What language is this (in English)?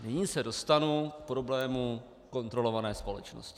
Czech